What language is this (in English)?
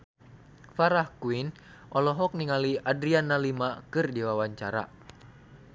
Sundanese